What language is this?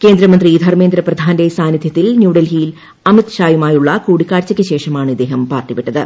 Malayalam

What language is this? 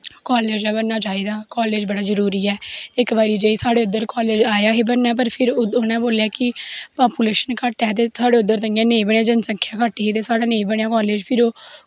Dogri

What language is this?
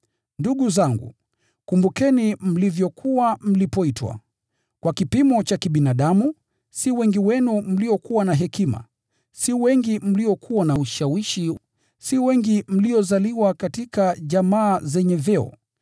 Swahili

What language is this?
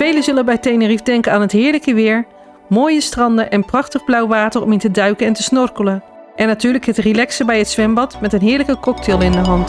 Dutch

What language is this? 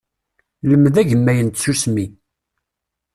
Kabyle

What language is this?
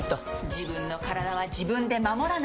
Japanese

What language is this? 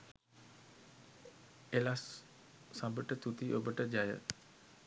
Sinhala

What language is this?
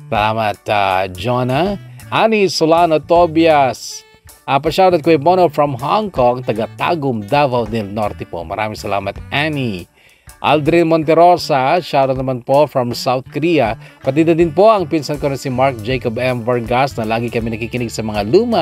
Filipino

